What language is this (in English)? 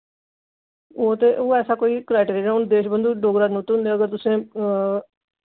Dogri